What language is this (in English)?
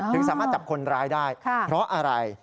Thai